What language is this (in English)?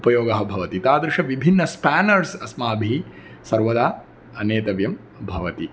Sanskrit